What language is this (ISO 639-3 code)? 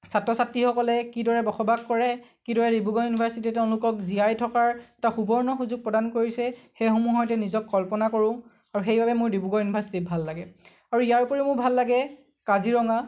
asm